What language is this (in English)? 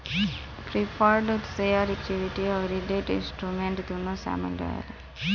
Bhojpuri